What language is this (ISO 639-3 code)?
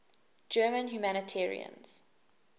eng